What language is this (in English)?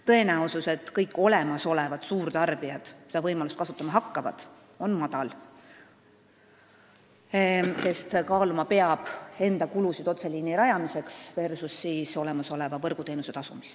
Estonian